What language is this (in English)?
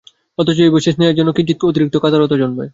Bangla